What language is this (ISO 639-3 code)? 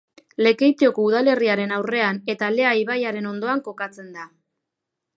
eus